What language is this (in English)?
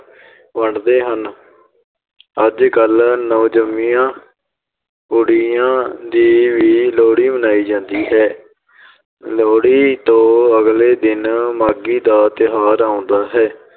Punjabi